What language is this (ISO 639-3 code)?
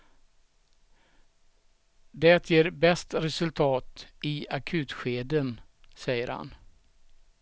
swe